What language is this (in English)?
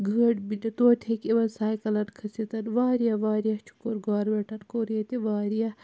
Kashmiri